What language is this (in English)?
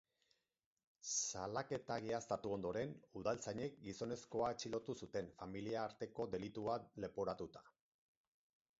Basque